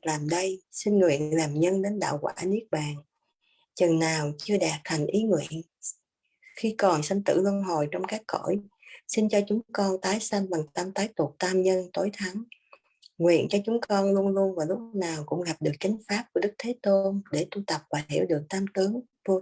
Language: Vietnamese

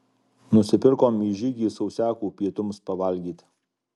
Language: Lithuanian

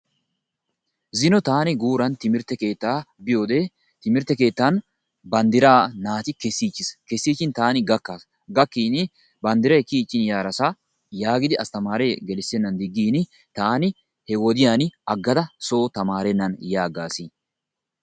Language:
Wolaytta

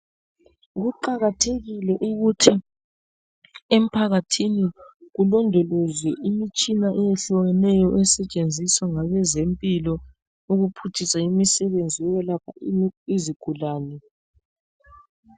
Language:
North Ndebele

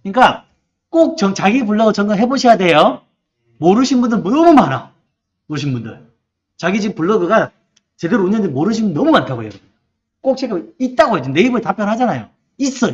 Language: Korean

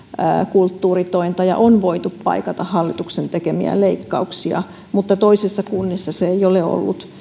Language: Finnish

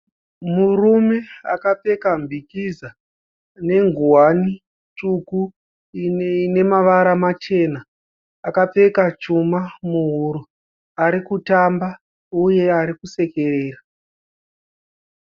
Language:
Shona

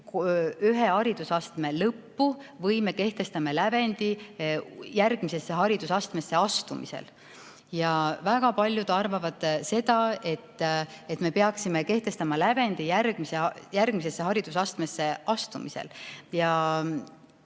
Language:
Estonian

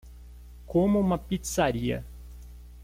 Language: Portuguese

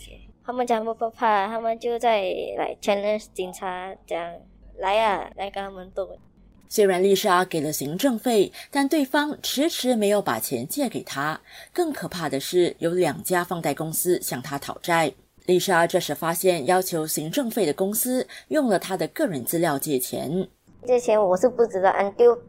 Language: Chinese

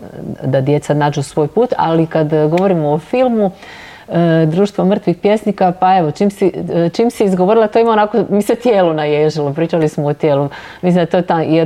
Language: Croatian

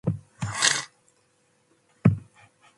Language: Matsés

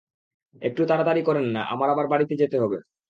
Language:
Bangla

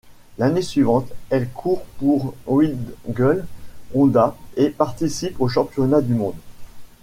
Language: French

